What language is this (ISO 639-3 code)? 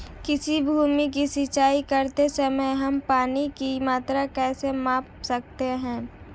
hin